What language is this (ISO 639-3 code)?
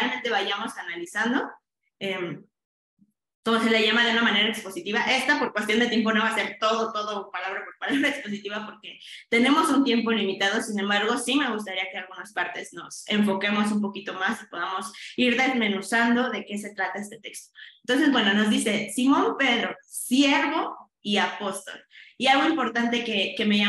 spa